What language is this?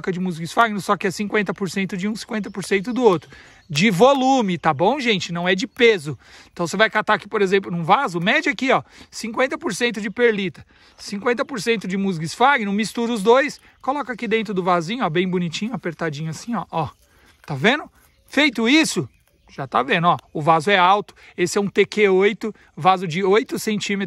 Portuguese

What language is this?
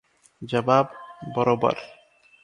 Odia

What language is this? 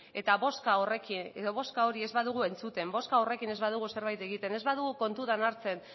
Basque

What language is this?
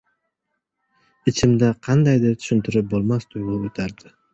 Uzbek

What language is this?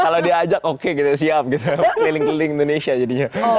Indonesian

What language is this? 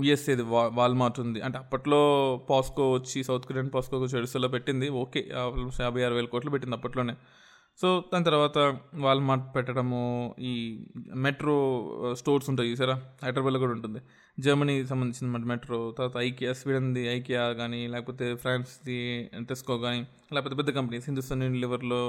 Telugu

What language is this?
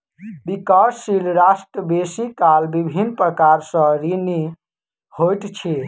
Maithili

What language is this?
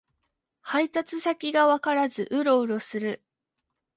Japanese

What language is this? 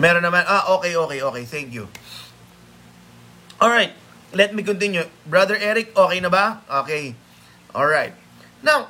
Filipino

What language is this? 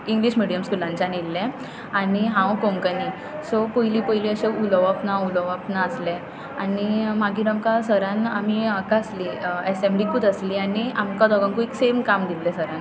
Konkani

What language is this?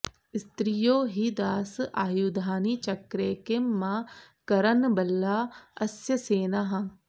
Sanskrit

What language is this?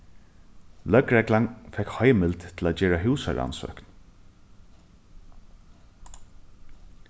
Faroese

